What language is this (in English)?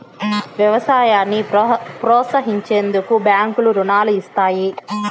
Telugu